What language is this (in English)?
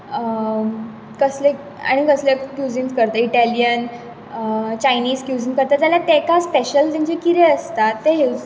Konkani